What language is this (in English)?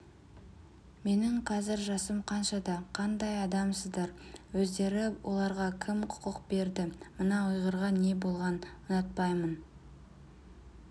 Kazakh